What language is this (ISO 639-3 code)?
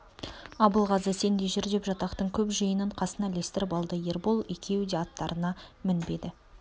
kaz